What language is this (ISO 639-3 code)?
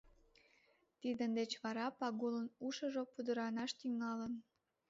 chm